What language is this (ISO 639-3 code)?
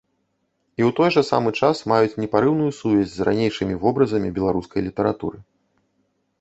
bel